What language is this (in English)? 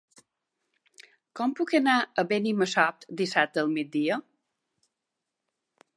Catalan